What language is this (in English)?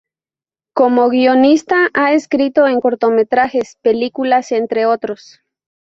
Spanish